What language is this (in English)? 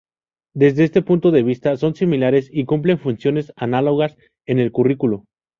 Spanish